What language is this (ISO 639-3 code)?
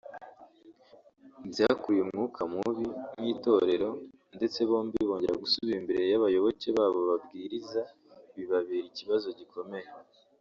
kin